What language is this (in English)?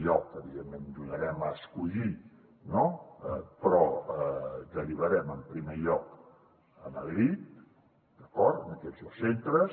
Catalan